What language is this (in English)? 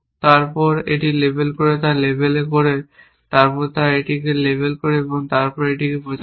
Bangla